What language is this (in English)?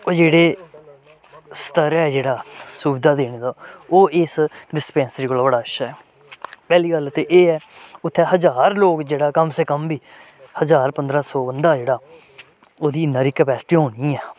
Dogri